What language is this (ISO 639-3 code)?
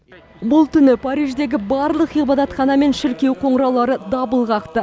kaz